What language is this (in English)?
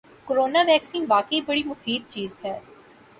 Urdu